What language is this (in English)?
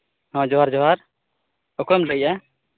Santali